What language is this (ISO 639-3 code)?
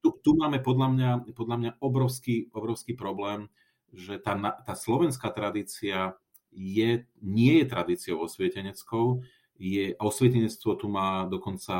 slk